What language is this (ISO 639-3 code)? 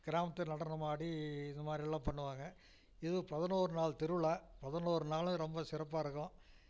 tam